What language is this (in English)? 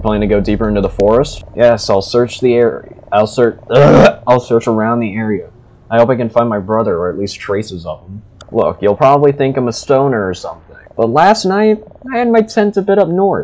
English